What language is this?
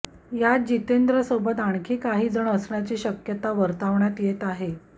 Marathi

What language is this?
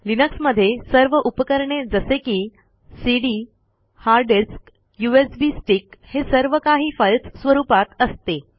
Marathi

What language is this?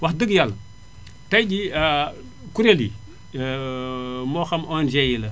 Wolof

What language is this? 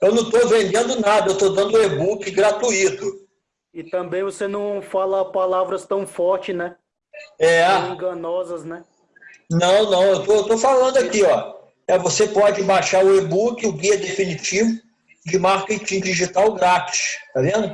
Portuguese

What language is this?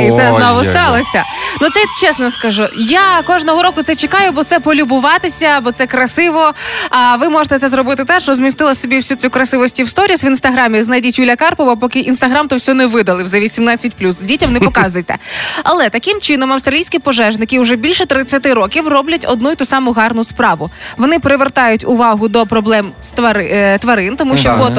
Ukrainian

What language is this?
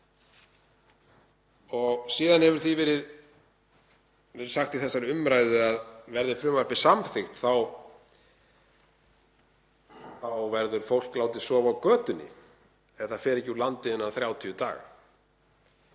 Icelandic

